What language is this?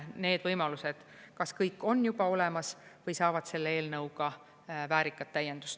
Estonian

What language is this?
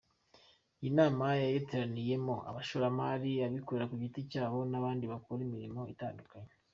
Kinyarwanda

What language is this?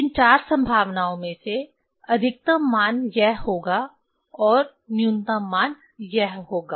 Hindi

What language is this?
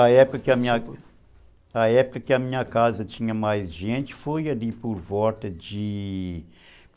Portuguese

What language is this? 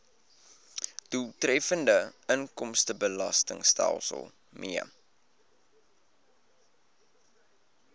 Afrikaans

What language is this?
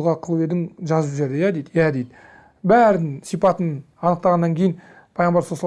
Turkish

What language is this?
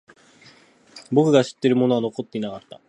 Japanese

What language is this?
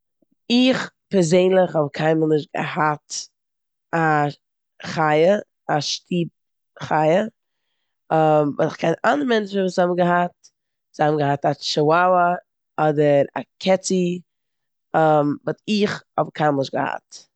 Yiddish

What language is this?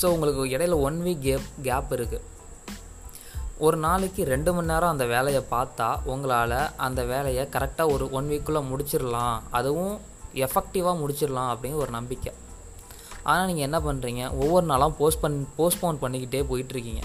Tamil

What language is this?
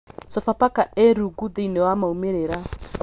Kikuyu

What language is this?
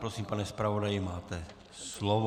Czech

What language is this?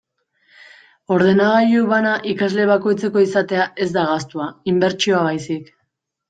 Basque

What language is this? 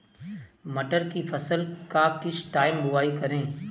Hindi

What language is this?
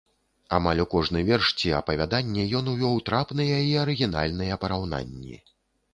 Belarusian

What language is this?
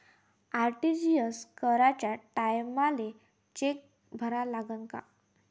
Marathi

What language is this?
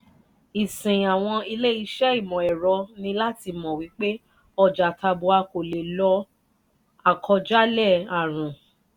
Yoruba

